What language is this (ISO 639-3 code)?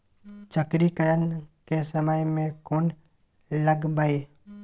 mai